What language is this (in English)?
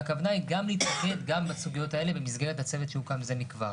Hebrew